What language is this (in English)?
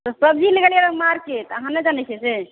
Maithili